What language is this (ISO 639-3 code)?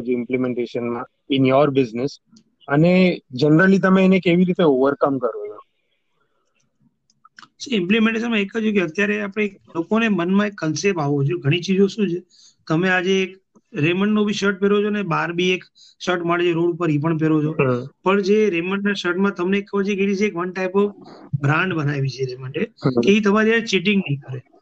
guj